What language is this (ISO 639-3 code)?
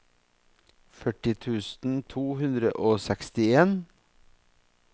nor